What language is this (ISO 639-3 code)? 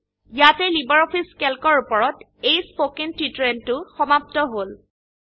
asm